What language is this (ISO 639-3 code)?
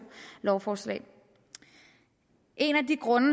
dan